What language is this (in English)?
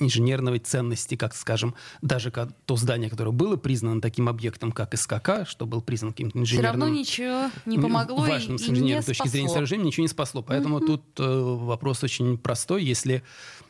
Russian